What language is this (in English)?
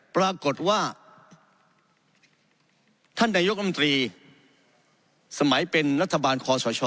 Thai